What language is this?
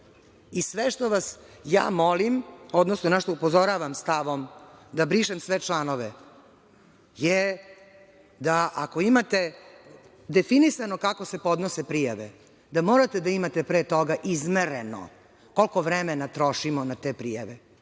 Serbian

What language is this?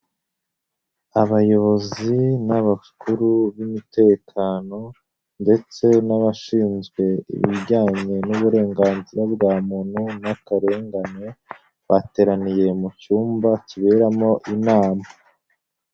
Kinyarwanda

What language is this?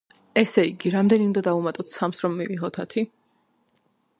Georgian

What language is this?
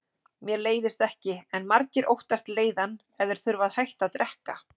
Icelandic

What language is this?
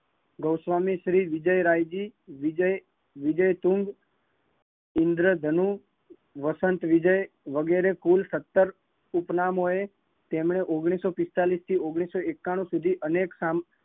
Gujarati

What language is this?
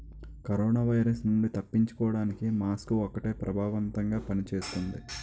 Telugu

